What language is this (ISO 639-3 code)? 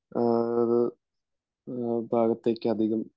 mal